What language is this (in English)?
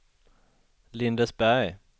Swedish